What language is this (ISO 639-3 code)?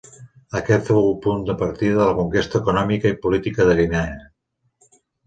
cat